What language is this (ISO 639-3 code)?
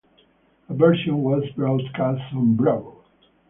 eng